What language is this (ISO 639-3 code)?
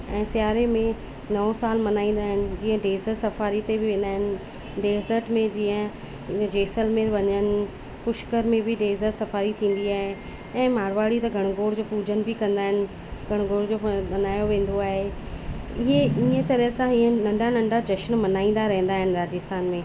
snd